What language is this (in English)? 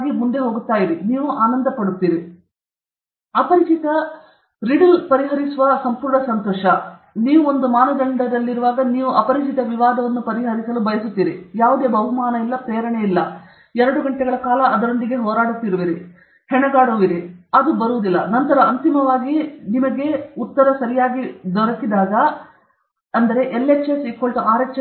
Kannada